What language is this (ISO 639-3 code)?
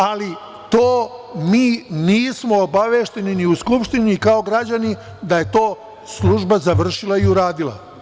srp